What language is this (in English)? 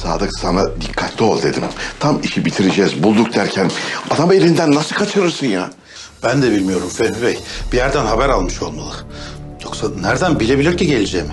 Turkish